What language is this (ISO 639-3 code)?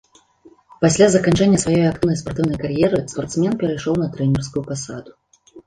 bel